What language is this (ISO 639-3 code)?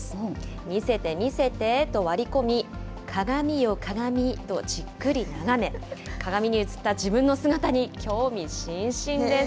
jpn